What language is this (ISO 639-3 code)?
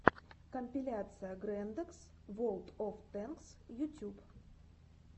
rus